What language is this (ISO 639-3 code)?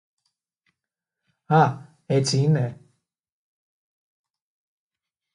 ell